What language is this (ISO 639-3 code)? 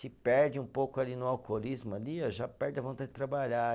por